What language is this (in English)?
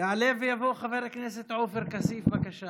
Hebrew